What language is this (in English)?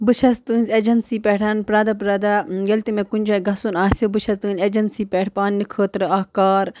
Kashmiri